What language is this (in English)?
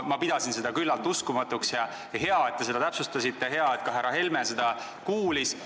Estonian